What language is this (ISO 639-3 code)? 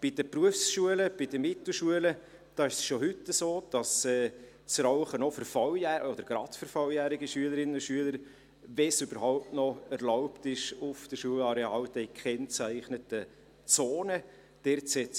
gsw